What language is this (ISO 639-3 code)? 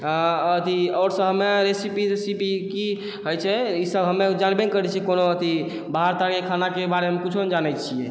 mai